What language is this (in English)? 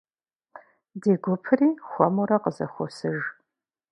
Kabardian